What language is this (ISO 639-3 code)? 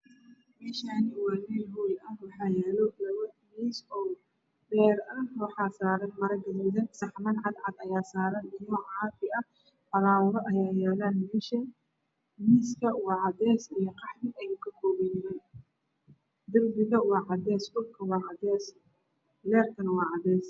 som